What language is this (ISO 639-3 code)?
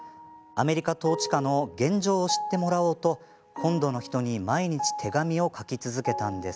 jpn